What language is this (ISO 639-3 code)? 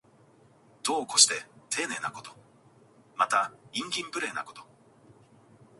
jpn